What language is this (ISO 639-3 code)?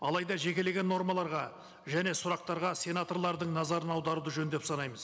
kaz